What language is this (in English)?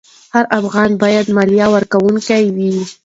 Pashto